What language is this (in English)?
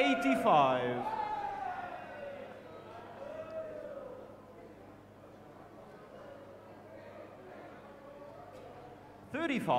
Dutch